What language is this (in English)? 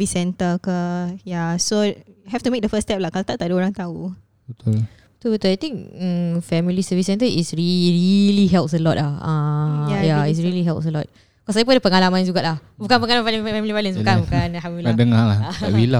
Malay